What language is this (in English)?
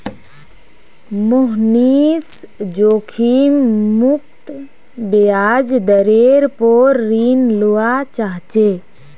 Magahi